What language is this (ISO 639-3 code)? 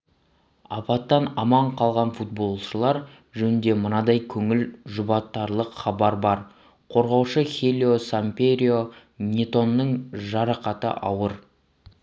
kaz